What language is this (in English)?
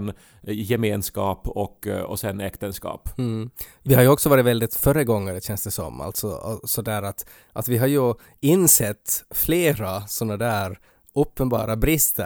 Swedish